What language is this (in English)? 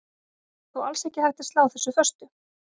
Icelandic